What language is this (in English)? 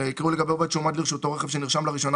Hebrew